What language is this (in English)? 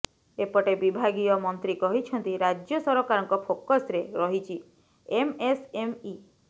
Odia